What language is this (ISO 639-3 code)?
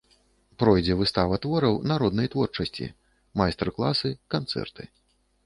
bel